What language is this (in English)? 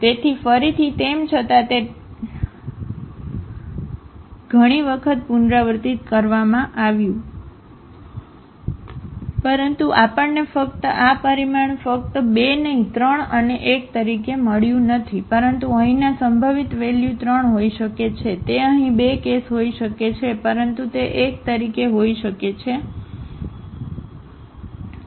Gujarati